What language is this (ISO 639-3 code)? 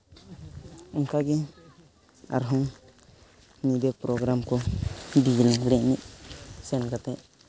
sat